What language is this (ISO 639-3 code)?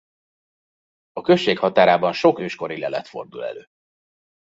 hun